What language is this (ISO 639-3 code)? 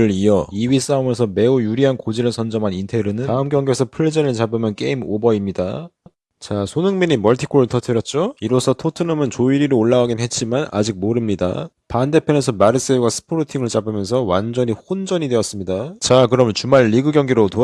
kor